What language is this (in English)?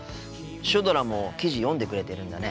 Japanese